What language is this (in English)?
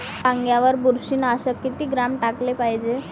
Marathi